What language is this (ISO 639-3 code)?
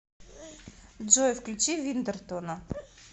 rus